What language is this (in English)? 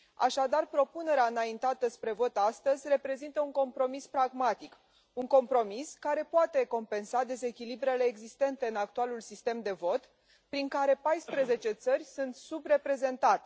Romanian